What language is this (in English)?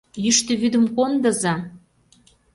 Mari